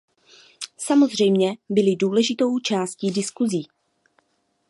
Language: Czech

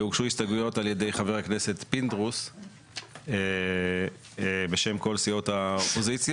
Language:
Hebrew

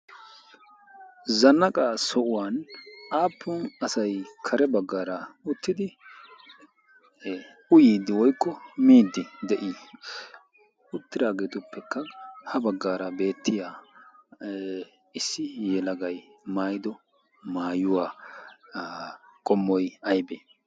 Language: Wolaytta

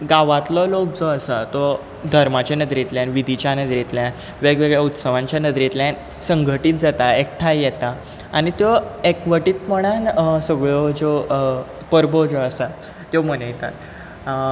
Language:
Konkani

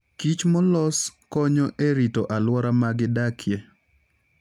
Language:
Luo (Kenya and Tanzania)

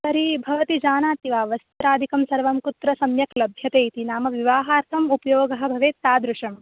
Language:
Sanskrit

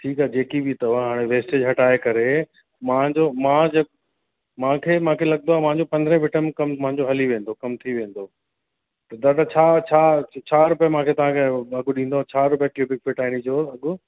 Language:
Sindhi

